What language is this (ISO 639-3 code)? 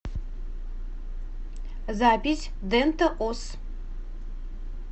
rus